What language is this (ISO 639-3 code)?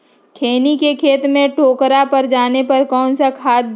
mag